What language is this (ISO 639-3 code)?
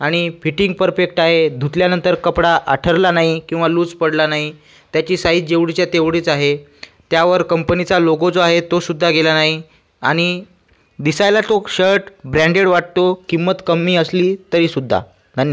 mar